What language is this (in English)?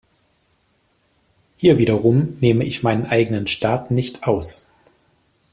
German